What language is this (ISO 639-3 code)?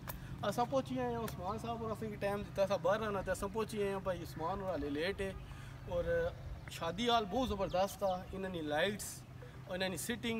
hin